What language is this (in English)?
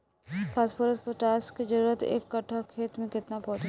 Bhojpuri